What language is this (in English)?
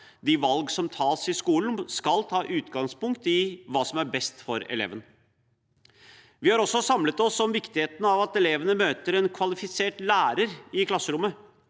Norwegian